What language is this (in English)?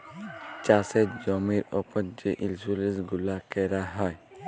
Bangla